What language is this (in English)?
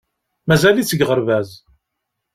Kabyle